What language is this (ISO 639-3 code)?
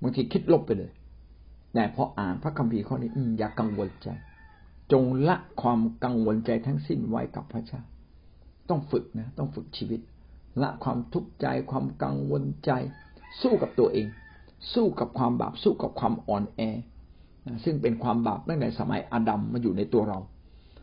tha